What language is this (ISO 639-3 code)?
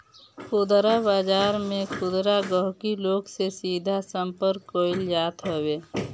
bho